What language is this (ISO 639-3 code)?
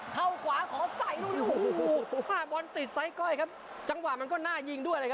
tha